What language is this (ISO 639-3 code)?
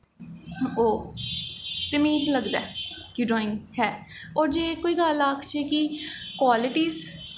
doi